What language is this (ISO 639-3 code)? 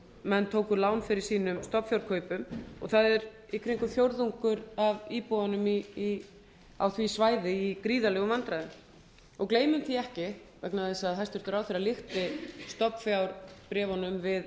isl